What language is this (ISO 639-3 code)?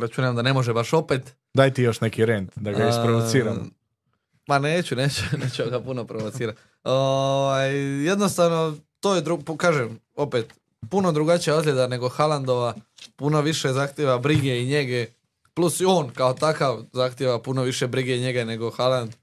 hrv